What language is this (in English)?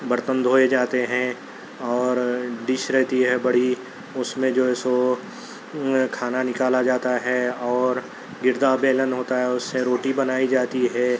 Urdu